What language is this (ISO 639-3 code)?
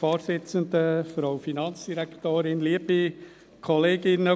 gsw